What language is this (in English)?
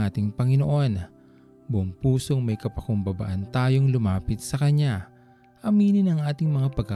Filipino